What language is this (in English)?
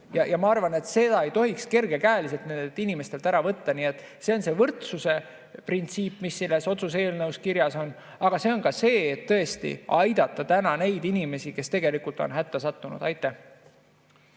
Estonian